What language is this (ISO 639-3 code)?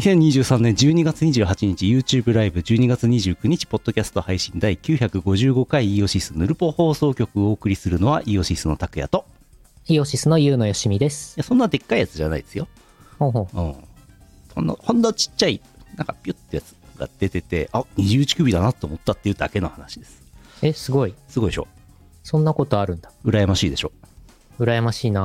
jpn